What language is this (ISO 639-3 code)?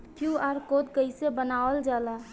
bho